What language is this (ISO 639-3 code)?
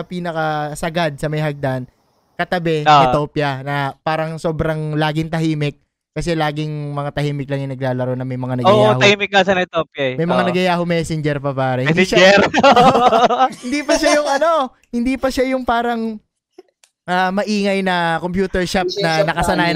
fil